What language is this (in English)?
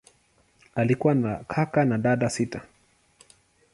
Swahili